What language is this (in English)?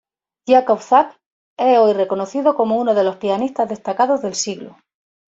Spanish